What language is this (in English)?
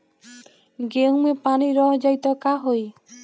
Bhojpuri